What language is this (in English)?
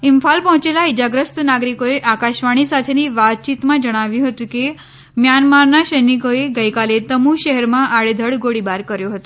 Gujarati